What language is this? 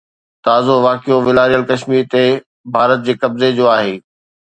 Sindhi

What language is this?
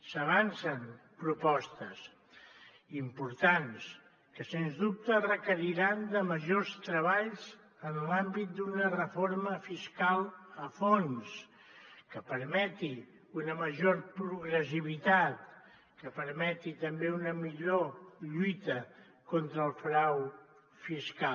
Catalan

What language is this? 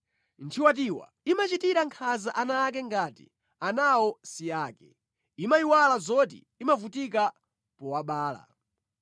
Nyanja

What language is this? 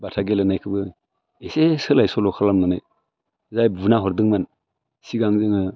Bodo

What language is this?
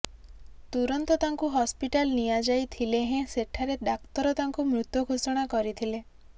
Odia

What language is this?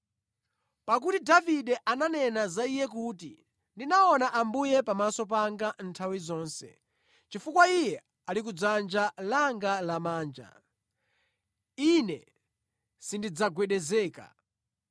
Nyanja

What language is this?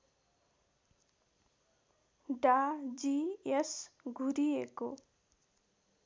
Nepali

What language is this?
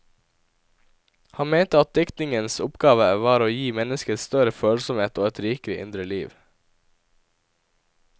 Norwegian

